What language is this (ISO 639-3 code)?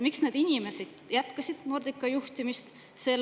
est